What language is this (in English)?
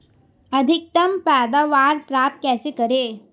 Hindi